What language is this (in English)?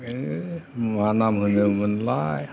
Bodo